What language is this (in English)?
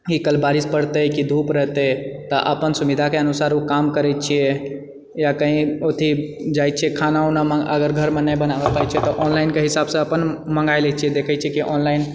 Maithili